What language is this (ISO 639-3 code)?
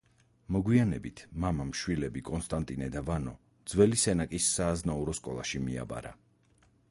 kat